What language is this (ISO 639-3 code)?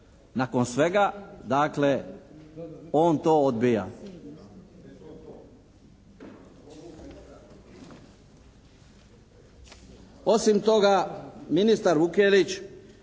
hrv